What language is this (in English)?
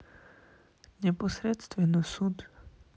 Russian